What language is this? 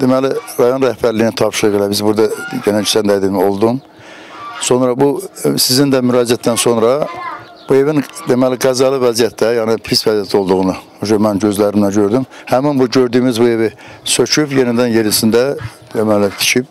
Turkish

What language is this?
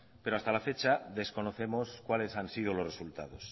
Spanish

